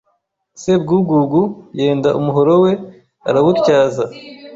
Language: Kinyarwanda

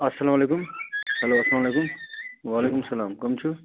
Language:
Kashmiri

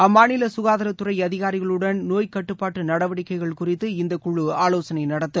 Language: Tamil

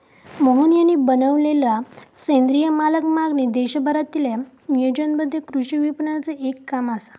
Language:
Marathi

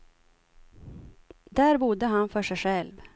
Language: Swedish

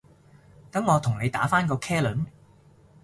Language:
Cantonese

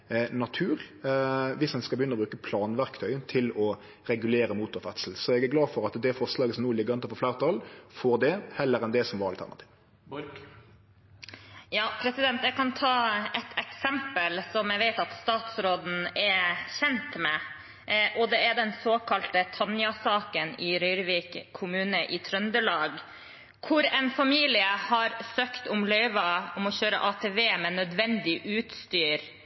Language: Norwegian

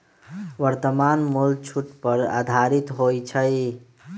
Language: Magahi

